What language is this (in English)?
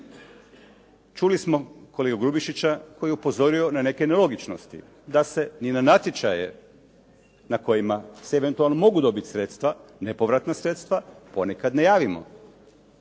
Croatian